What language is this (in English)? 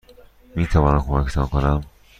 Persian